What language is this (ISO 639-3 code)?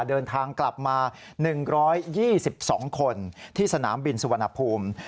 tha